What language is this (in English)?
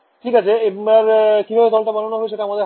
Bangla